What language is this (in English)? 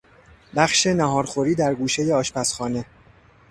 Persian